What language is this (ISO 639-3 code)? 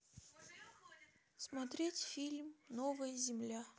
rus